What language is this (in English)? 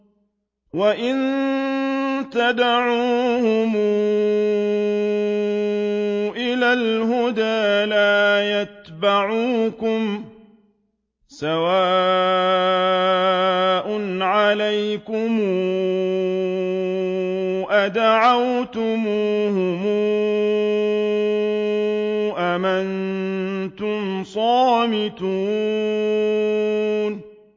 Arabic